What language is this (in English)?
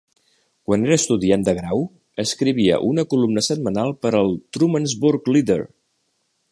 Catalan